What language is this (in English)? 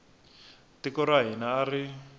Tsonga